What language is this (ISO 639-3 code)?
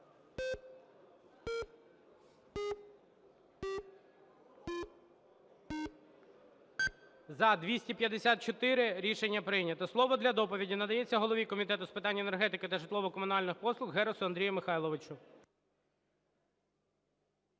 ukr